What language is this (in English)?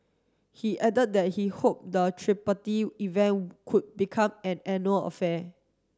English